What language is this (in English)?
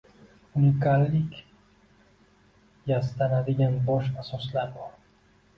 Uzbek